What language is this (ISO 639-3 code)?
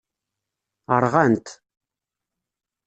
kab